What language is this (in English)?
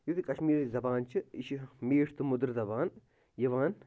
Kashmiri